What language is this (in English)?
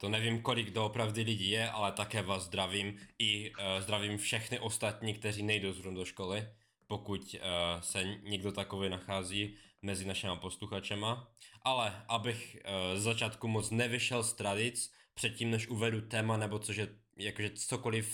Czech